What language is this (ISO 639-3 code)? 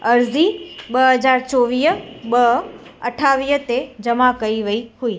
snd